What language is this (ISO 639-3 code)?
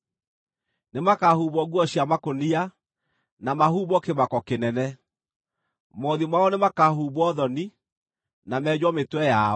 kik